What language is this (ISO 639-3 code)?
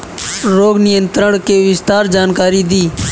bho